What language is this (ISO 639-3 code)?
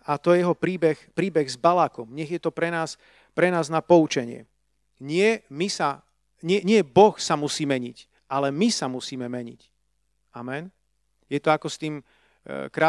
slk